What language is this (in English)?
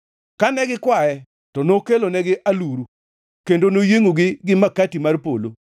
Luo (Kenya and Tanzania)